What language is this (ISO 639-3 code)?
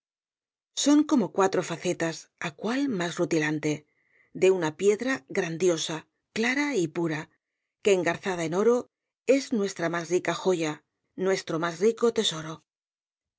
spa